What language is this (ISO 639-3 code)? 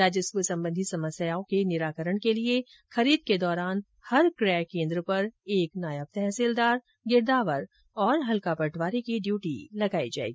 hin